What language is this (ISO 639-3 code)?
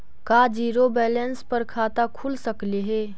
mag